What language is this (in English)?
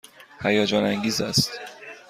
Persian